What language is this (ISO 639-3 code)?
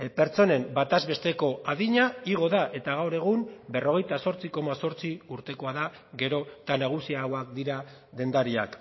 eus